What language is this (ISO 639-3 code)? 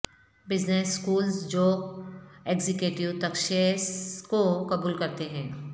urd